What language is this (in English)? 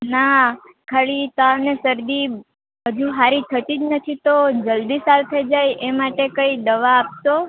Gujarati